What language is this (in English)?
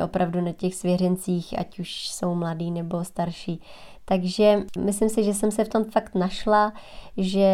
Czech